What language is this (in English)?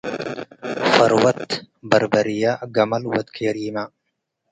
Tigre